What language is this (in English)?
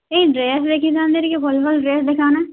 Odia